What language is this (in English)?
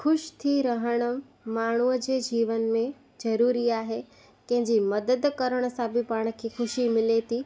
Sindhi